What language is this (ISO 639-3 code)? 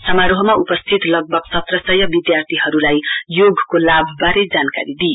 nep